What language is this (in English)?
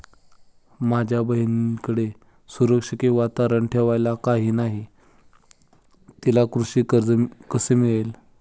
Marathi